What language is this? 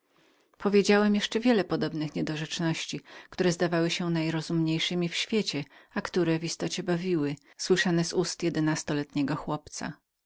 Polish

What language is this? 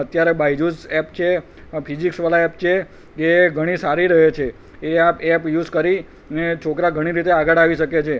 Gujarati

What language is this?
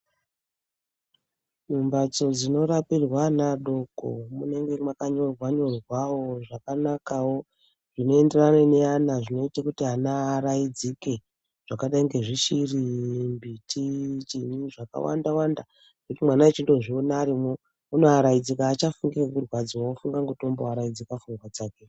Ndau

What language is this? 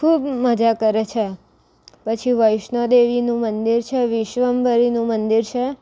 Gujarati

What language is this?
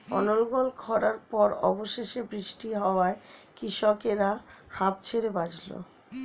Bangla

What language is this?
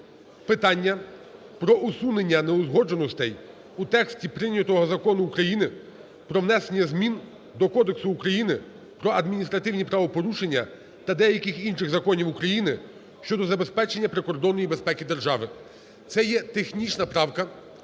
Ukrainian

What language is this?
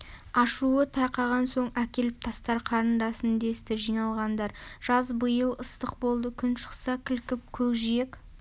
Kazakh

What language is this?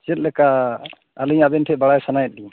Santali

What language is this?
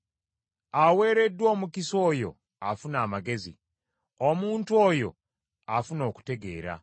Ganda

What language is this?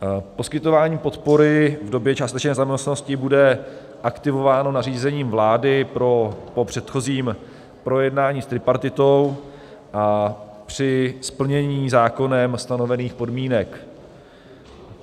Czech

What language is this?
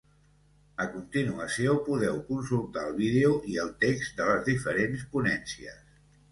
Catalan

